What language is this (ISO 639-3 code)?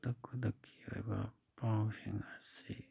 mni